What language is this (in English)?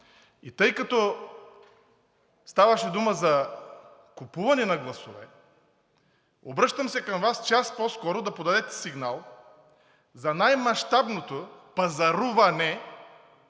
Bulgarian